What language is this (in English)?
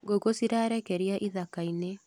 Kikuyu